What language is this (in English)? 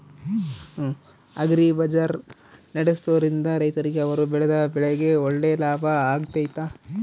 Kannada